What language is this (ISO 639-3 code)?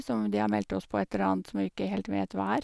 nor